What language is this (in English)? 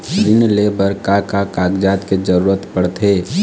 Chhattisgarhi